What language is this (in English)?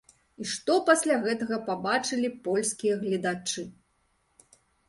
Belarusian